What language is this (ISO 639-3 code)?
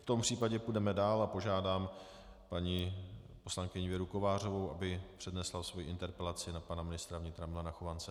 ces